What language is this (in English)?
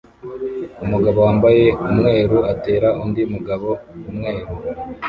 Kinyarwanda